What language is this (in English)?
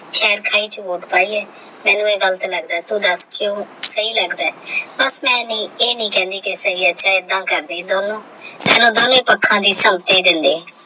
Punjabi